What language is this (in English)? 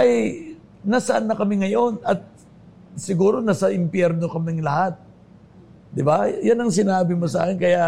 Filipino